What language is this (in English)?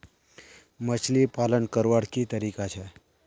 Magahi